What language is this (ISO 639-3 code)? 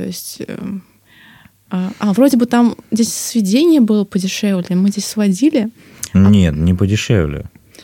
rus